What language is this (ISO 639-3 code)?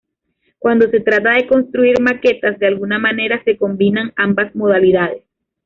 spa